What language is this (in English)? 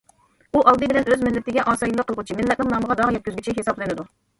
Uyghur